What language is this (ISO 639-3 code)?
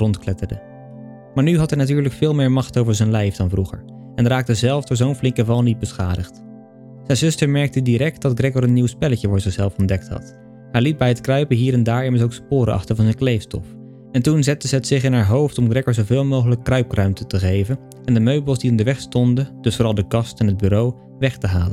nld